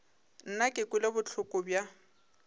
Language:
Northern Sotho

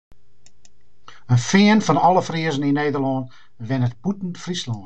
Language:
Western Frisian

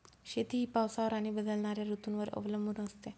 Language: Marathi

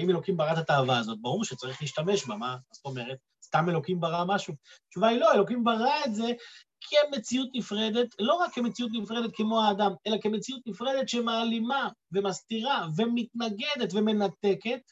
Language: Hebrew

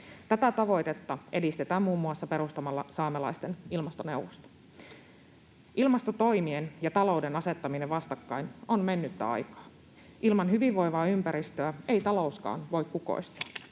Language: Finnish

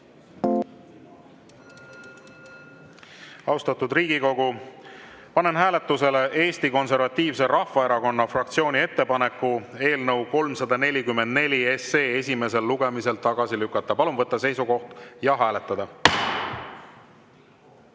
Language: Estonian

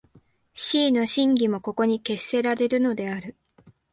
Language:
Japanese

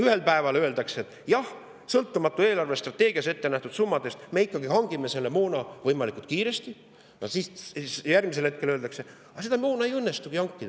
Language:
Estonian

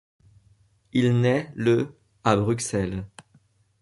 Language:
French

